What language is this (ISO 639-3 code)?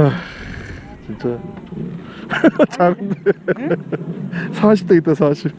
kor